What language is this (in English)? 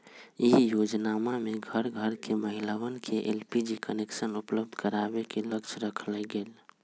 Magahi